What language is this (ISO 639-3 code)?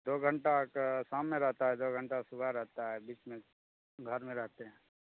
mai